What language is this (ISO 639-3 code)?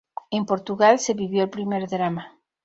spa